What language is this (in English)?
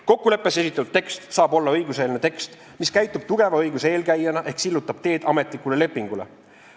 Estonian